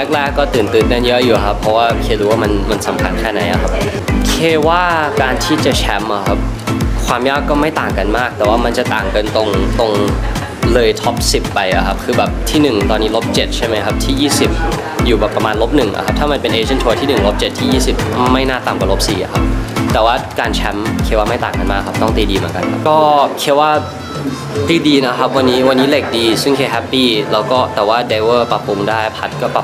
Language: Thai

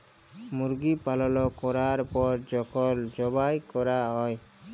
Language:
Bangla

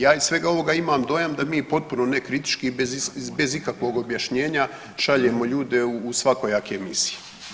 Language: Croatian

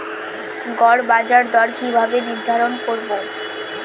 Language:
Bangla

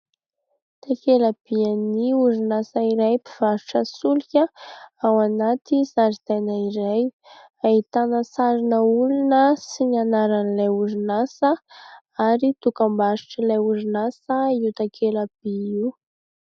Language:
Malagasy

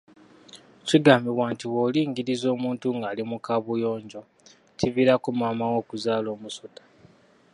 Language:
Ganda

